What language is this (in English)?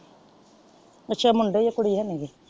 Punjabi